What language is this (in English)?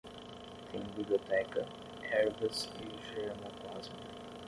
Portuguese